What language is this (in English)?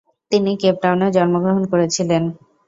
Bangla